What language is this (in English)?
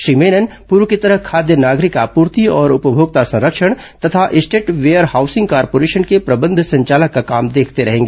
Hindi